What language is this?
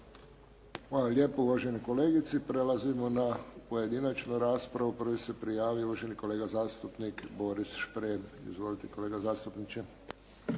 Croatian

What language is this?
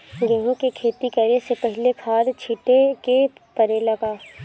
Bhojpuri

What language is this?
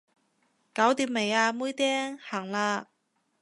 Cantonese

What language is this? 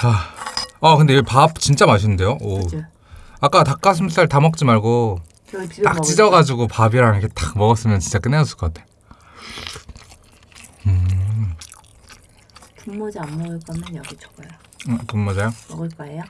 Korean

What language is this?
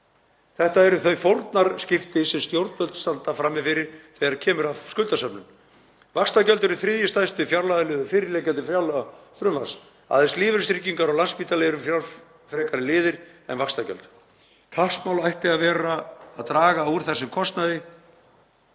Icelandic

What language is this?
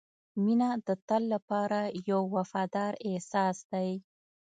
Pashto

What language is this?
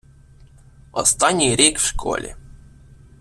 Ukrainian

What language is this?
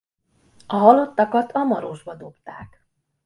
Hungarian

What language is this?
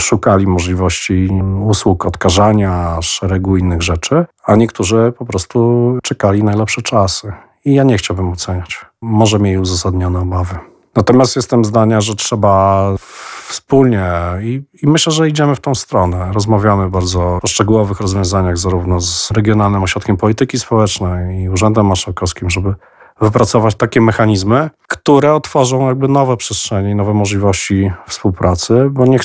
Polish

